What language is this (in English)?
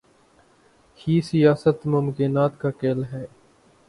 Urdu